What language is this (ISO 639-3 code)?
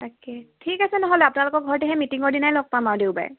asm